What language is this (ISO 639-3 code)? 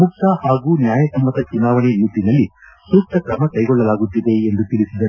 kan